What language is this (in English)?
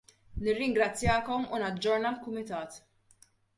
Maltese